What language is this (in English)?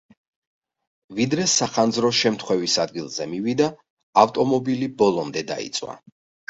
Georgian